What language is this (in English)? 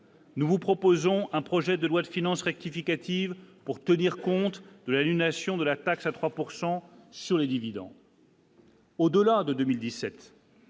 French